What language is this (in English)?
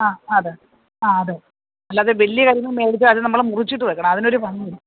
Malayalam